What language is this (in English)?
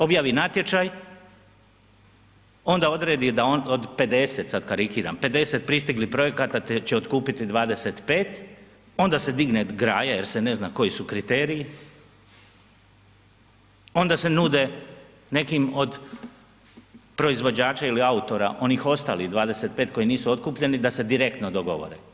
Croatian